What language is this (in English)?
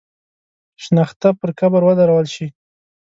Pashto